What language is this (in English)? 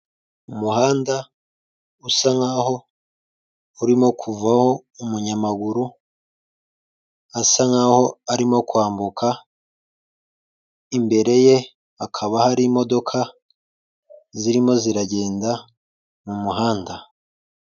Kinyarwanda